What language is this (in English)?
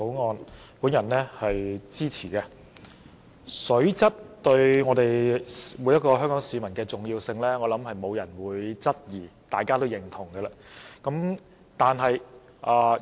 Cantonese